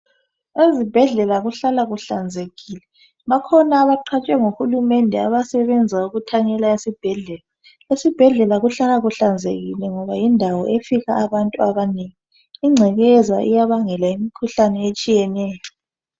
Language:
North Ndebele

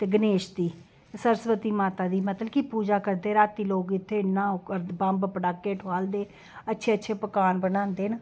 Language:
Dogri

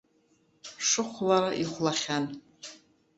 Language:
Abkhazian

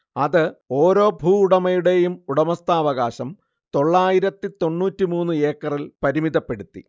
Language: Malayalam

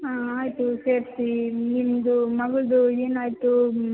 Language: Kannada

